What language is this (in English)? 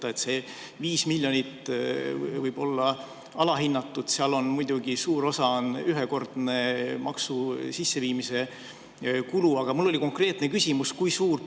Estonian